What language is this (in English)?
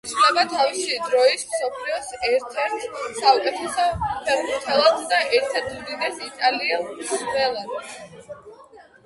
Georgian